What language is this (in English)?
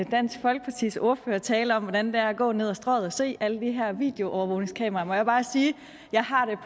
Danish